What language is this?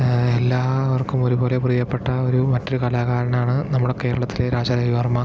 Malayalam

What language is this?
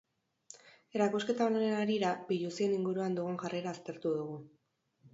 Basque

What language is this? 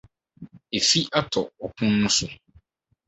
Akan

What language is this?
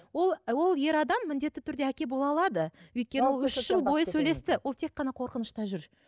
Kazakh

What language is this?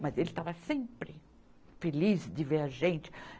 Portuguese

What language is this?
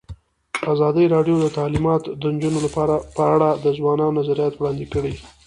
Pashto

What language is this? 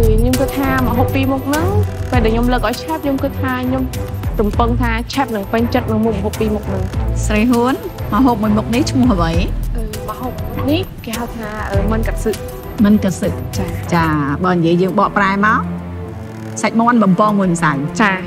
Thai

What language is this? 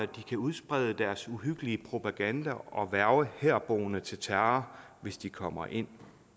Danish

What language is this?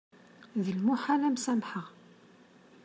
Kabyle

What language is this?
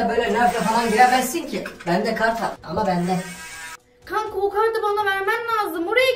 Turkish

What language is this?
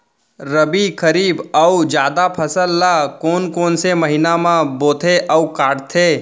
Chhattisgarhi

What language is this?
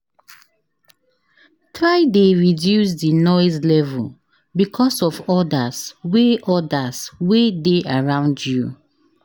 Nigerian Pidgin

